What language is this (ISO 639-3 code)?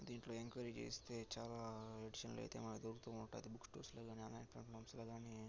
tel